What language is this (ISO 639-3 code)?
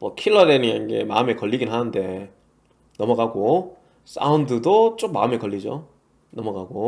kor